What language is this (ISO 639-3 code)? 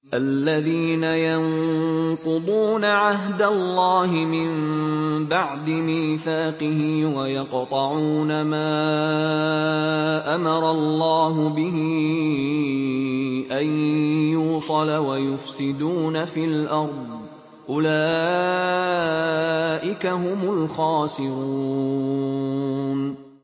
ara